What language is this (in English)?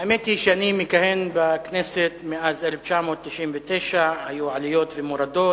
Hebrew